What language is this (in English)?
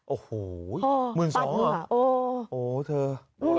Thai